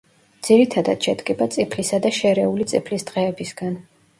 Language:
Georgian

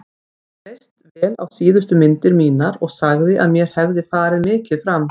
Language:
Icelandic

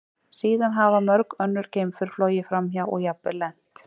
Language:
Icelandic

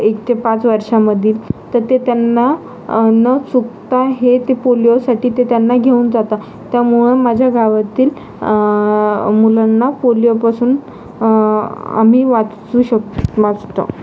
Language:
Marathi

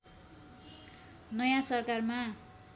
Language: Nepali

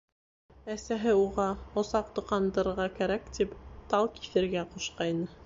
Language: Bashkir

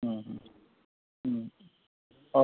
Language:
Malayalam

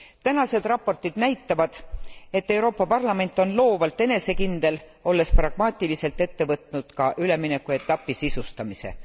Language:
Estonian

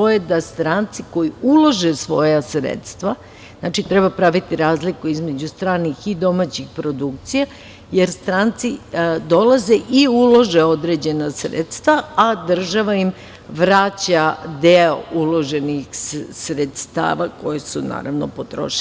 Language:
Serbian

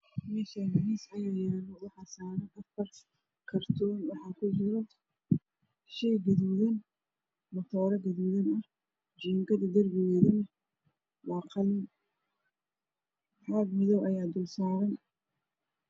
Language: Somali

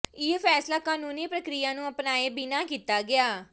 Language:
Punjabi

